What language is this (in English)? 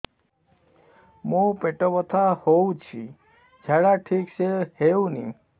Odia